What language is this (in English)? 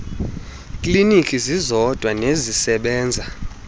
Xhosa